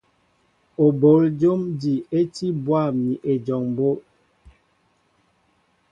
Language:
Mbo (Cameroon)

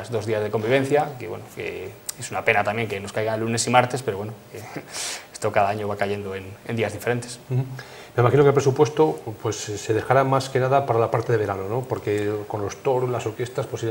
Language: Spanish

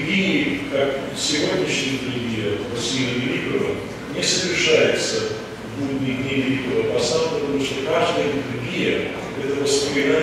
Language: Russian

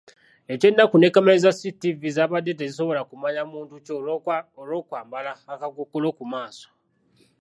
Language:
Ganda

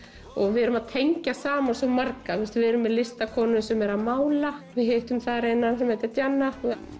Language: Icelandic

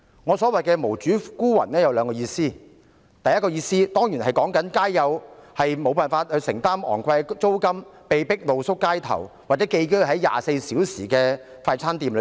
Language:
Cantonese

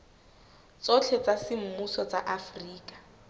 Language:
Southern Sotho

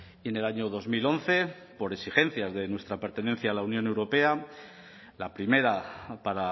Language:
Spanish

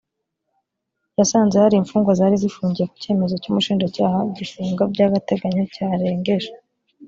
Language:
Kinyarwanda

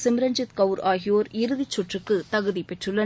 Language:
Tamil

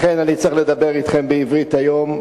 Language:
Hebrew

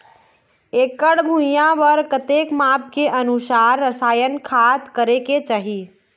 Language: Chhattisgarhi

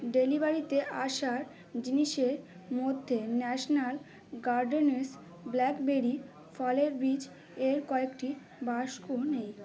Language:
Bangla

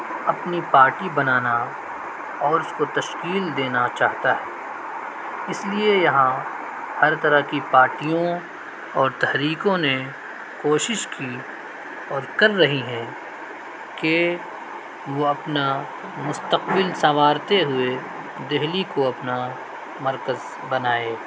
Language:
Urdu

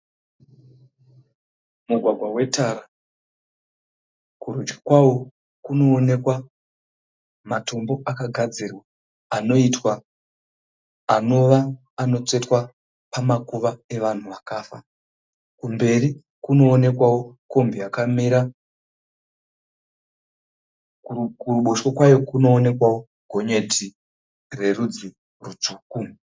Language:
Shona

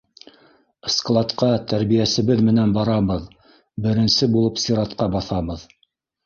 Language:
Bashkir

